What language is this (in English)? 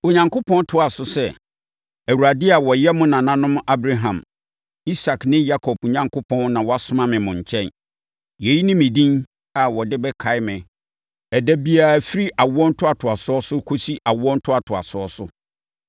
Akan